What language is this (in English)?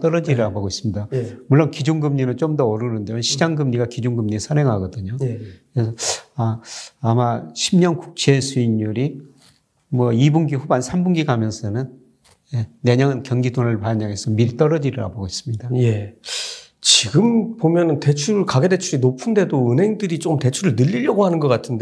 Korean